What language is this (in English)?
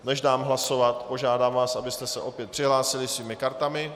Czech